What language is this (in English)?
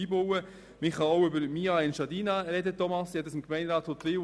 Swiss German